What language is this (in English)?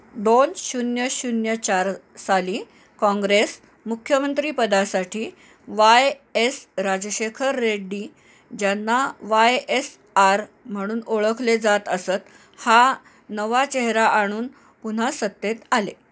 Marathi